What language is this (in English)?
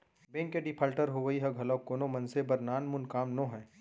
Chhattisgarhi